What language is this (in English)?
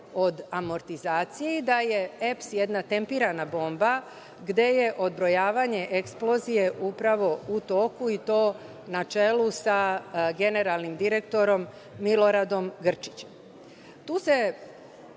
Serbian